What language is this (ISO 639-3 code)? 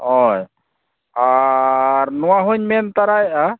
sat